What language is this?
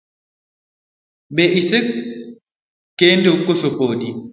Luo (Kenya and Tanzania)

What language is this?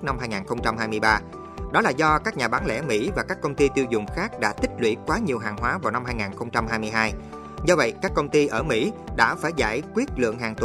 Vietnamese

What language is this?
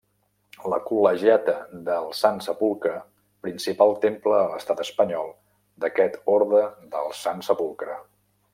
Catalan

